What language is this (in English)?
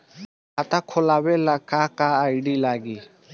Bhojpuri